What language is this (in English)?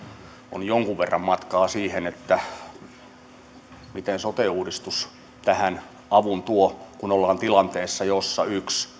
Finnish